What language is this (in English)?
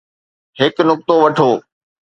Sindhi